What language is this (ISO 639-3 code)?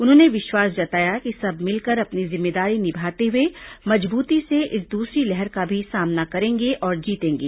hin